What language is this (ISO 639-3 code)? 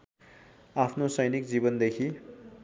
nep